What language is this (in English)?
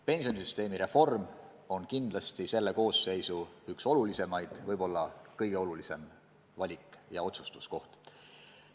Estonian